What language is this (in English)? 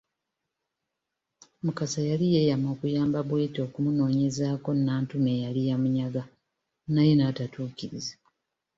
Ganda